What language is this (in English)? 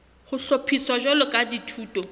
Southern Sotho